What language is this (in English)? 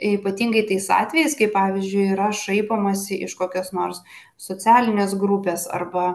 Lithuanian